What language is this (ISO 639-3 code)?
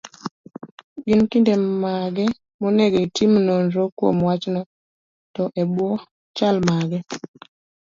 luo